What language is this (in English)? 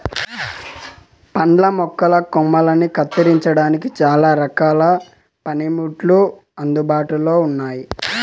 Telugu